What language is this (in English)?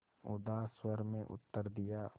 Hindi